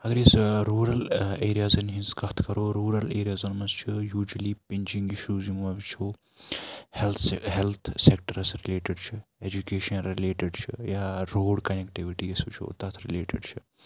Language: Kashmiri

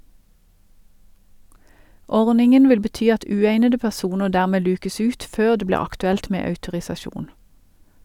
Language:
Norwegian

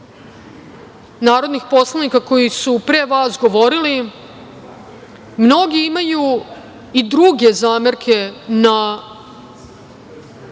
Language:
Serbian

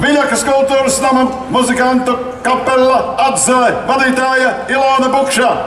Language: Romanian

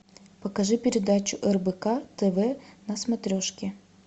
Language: Russian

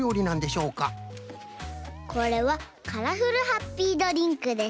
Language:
Japanese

